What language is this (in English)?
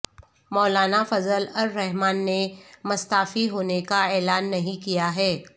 Urdu